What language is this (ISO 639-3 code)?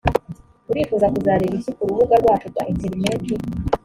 kin